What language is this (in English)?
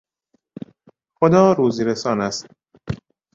Persian